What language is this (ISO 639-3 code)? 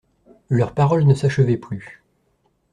fra